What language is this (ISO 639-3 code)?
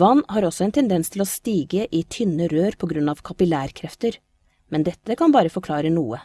nor